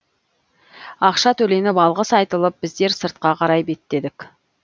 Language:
Kazakh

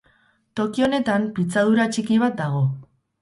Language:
Basque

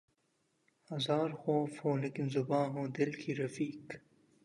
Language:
Urdu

